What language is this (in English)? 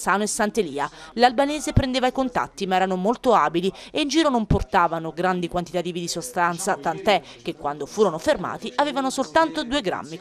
Italian